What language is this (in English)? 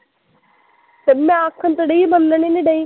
Punjabi